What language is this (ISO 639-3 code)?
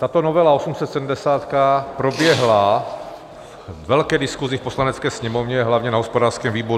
ces